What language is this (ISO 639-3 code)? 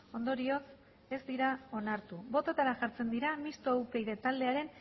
eus